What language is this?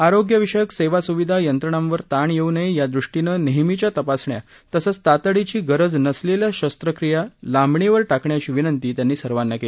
Marathi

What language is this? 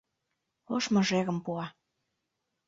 Mari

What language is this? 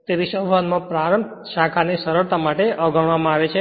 Gujarati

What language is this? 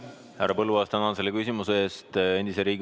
Estonian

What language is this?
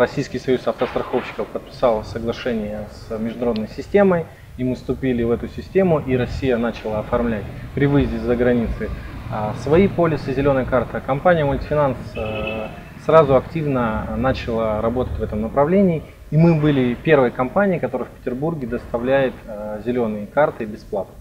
Russian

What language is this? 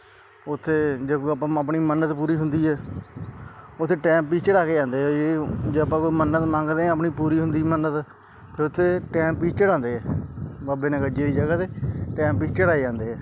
Punjabi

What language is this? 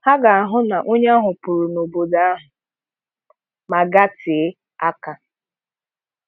Igbo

